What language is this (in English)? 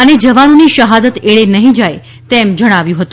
Gujarati